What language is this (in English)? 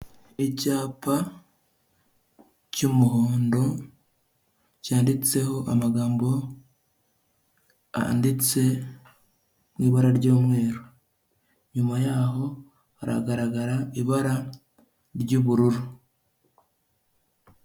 Kinyarwanda